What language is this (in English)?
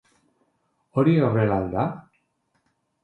Basque